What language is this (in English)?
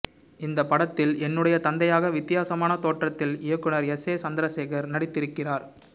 Tamil